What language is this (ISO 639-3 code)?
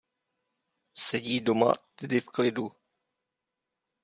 ces